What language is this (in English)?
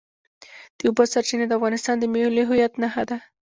Pashto